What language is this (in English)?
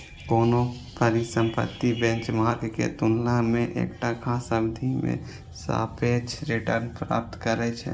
Maithili